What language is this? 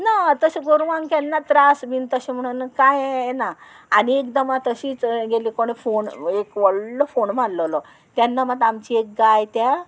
Konkani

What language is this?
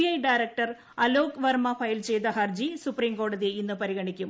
Malayalam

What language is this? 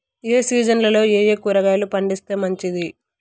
Telugu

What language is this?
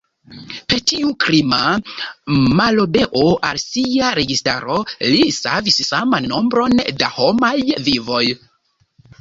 Esperanto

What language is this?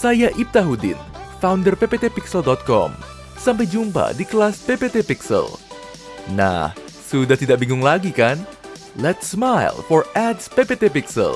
Indonesian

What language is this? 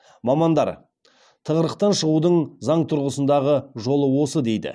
Kazakh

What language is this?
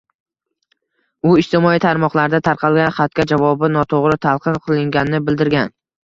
Uzbek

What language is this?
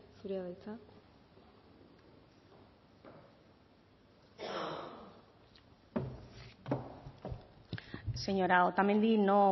Basque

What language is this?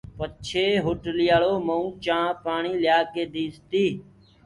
Gurgula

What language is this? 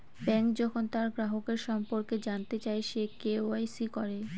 Bangla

